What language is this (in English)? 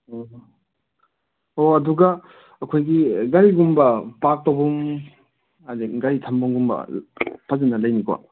Manipuri